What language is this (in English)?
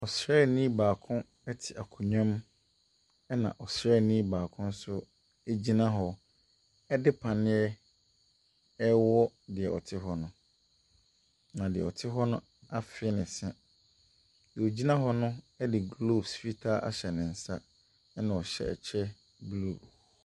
Akan